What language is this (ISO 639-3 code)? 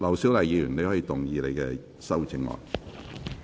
yue